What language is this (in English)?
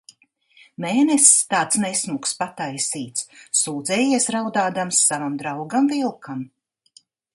Latvian